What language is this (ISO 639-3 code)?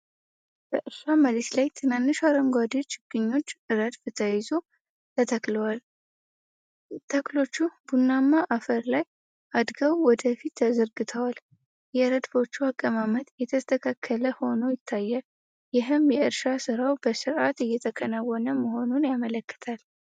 amh